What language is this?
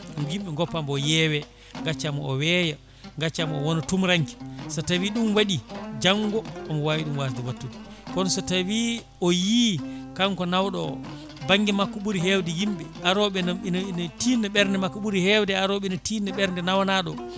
Fula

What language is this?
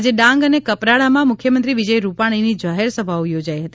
Gujarati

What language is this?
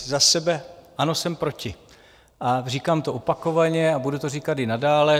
Czech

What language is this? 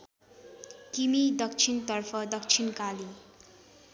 Nepali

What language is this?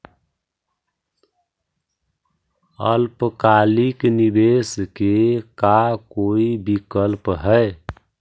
Magahi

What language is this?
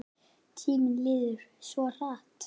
Icelandic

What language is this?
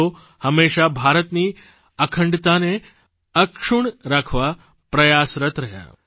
Gujarati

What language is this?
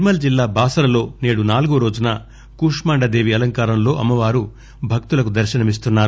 Telugu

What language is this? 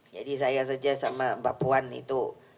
Indonesian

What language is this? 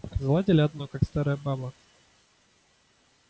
Russian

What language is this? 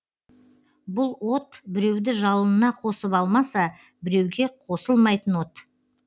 Kazakh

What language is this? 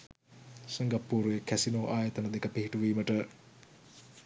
Sinhala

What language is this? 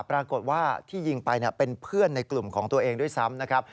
Thai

